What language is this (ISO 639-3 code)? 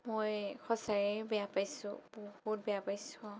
asm